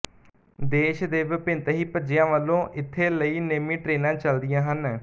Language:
Punjabi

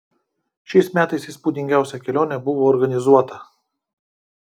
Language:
Lithuanian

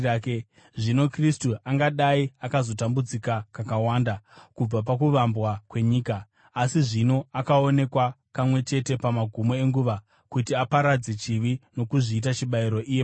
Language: Shona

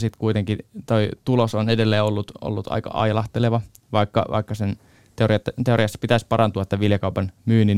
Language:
Finnish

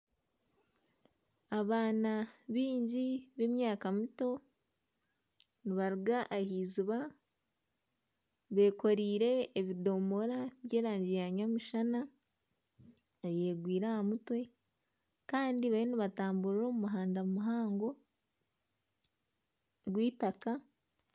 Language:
Nyankole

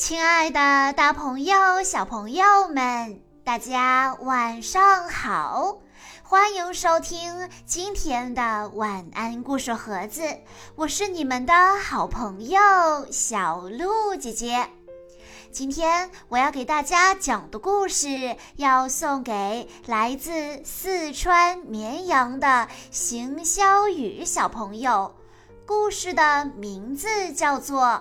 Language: Chinese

